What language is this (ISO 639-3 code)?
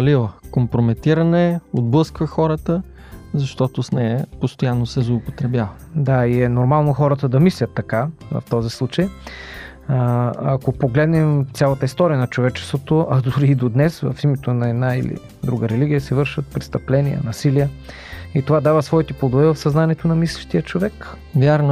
bul